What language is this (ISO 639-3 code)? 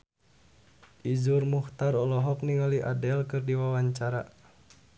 sun